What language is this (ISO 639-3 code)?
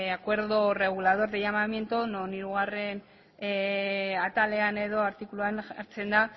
eus